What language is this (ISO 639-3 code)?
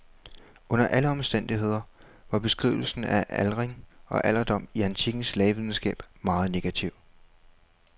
dan